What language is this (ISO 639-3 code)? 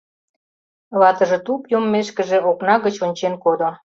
chm